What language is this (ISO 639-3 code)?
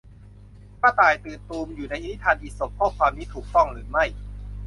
tha